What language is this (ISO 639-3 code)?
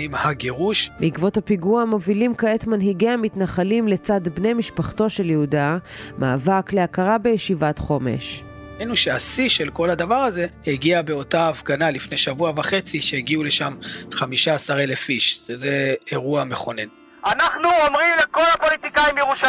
heb